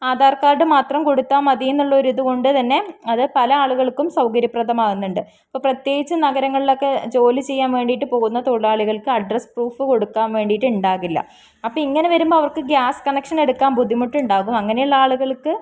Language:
Malayalam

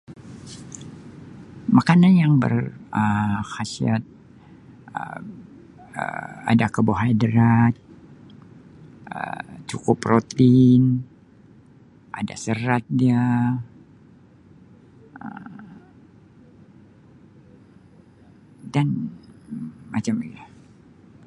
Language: Sabah Malay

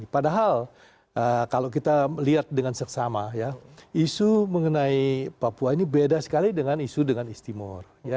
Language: Indonesian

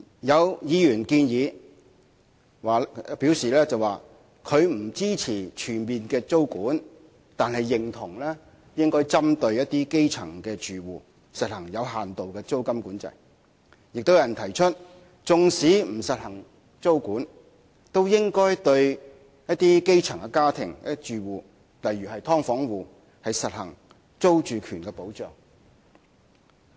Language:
Cantonese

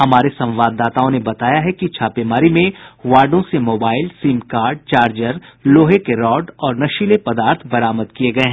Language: Hindi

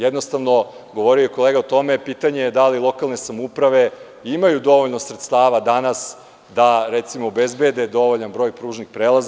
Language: Serbian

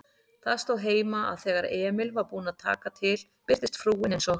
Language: Icelandic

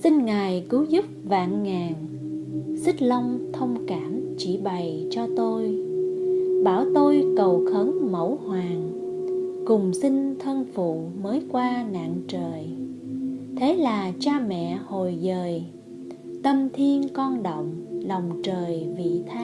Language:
Vietnamese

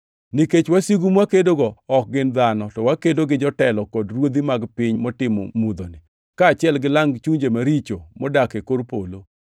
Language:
Luo (Kenya and Tanzania)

